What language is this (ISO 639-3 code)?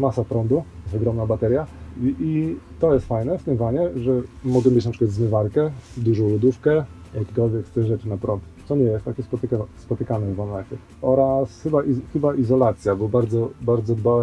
pol